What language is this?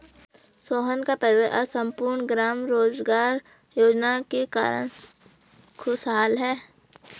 Hindi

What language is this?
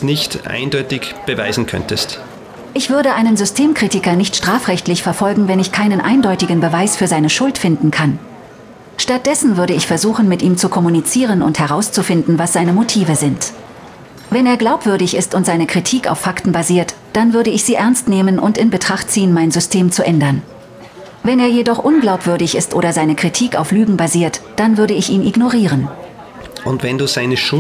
German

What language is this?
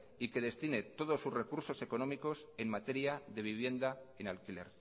Spanish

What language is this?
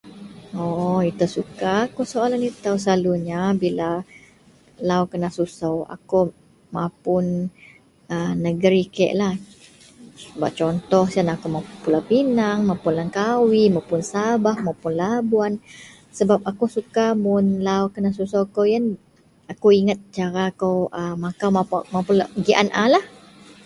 Central Melanau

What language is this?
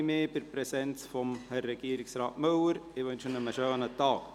Swiss German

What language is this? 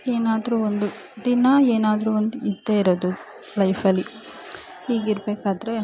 Kannada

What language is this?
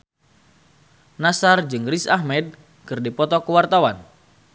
Sundanese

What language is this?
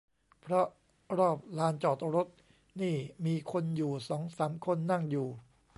Thai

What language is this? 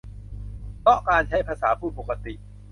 Thai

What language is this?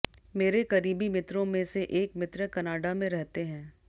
Hindi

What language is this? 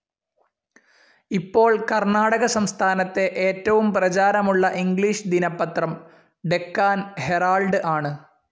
Malayalam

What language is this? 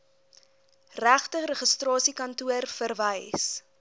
Afrikaans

